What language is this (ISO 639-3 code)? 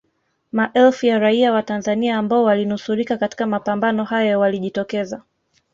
swa